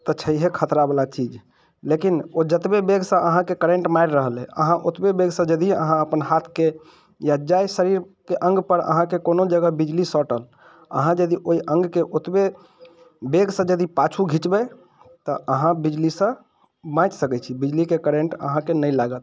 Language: Maithili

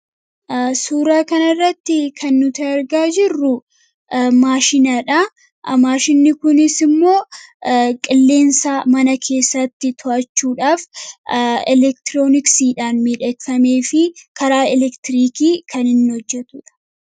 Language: Oromo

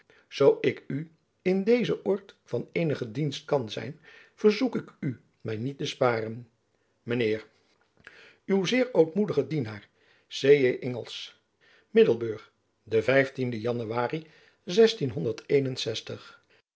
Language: Dutch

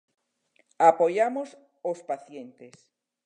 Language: Galician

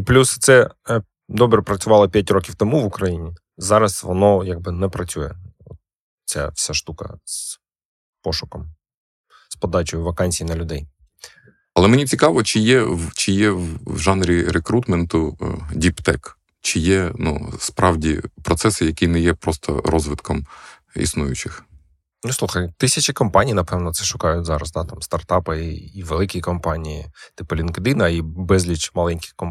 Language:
Ukrainian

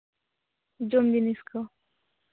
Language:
Santali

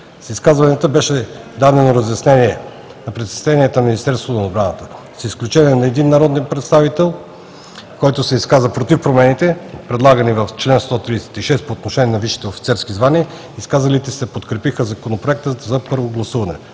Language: Bulgarian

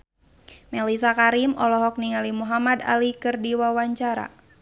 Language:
Sundanese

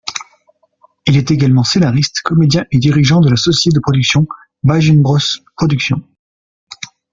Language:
French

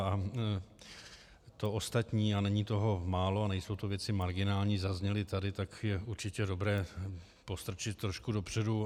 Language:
Czech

